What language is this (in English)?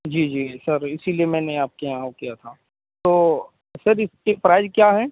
Urdu